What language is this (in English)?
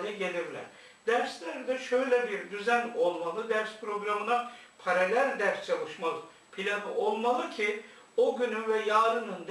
Turkish